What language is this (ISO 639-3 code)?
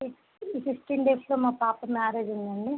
tel